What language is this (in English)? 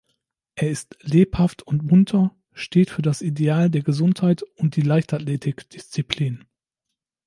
German